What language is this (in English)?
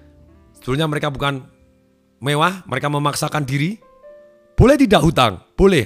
Indonesian